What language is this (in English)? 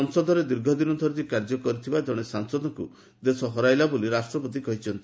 Odia